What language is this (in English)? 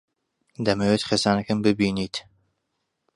Central Kurdish